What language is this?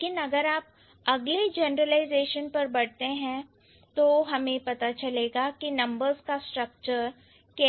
Hindi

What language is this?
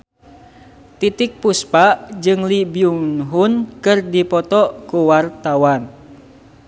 Sundanese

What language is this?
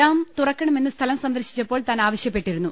Malayalam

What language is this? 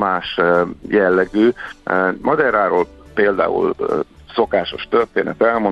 Hungarian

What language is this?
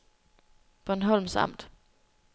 Danish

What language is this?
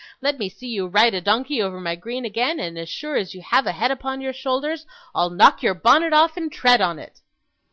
English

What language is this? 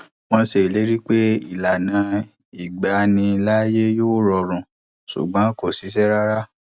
Yoruba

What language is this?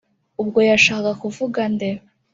Kinyarwanda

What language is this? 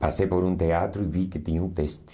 Portuguese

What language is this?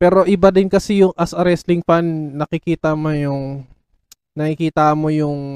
Filipino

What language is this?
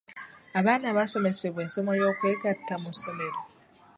Ganda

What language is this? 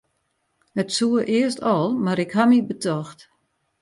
Western Frisian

